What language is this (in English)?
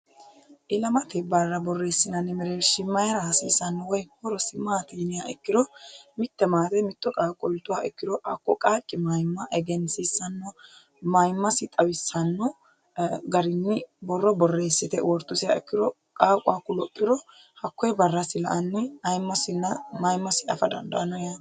Sidamo